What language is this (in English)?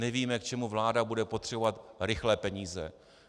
Czech